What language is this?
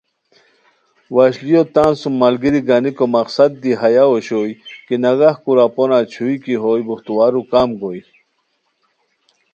Khowar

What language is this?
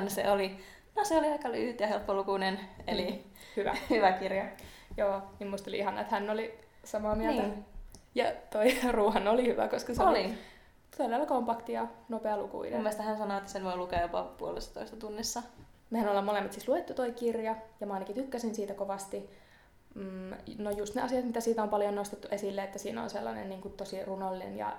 Finnish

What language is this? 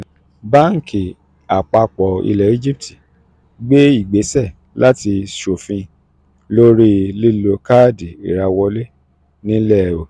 Yoruba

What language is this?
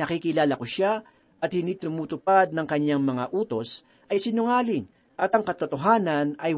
Filipino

